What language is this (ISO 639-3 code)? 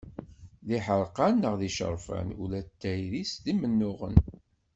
kab